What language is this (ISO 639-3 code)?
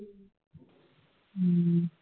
pan